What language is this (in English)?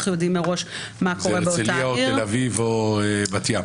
Hebrew